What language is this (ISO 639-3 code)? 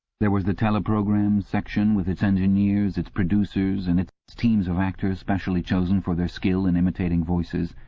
eng